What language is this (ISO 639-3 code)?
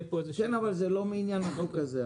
heb